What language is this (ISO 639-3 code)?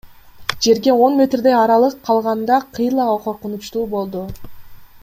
kir